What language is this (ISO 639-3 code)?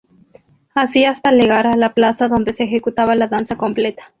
spa